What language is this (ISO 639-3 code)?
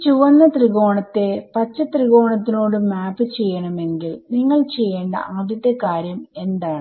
mal